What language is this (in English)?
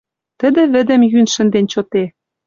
Western Mari